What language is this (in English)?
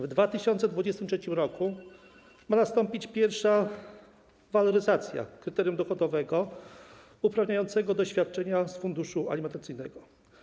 Polish